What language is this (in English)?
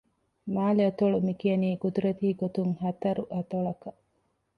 Divehi